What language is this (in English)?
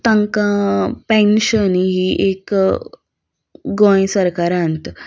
Konkani